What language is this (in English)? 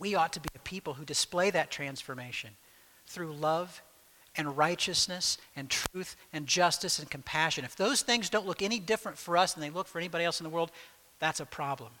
English